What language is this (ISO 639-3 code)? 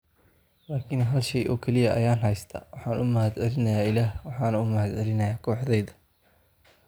som